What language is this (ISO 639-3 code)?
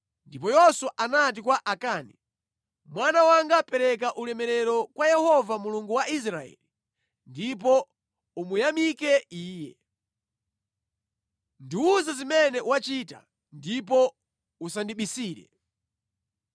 nya